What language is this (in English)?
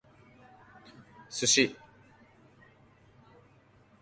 Japanese